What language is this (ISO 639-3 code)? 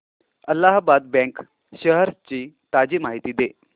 mar